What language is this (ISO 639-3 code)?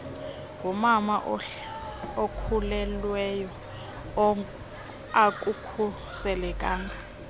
xho